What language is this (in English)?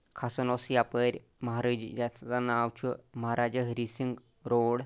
Kashmiri